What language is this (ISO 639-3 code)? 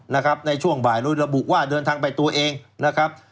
tha